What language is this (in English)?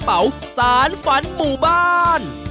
Thai